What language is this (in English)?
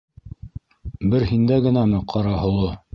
Bashkir